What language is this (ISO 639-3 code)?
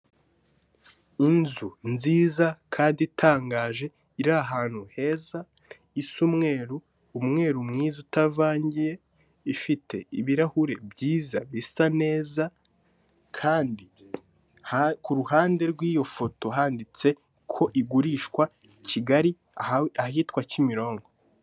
kin